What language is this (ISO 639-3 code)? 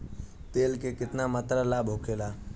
bho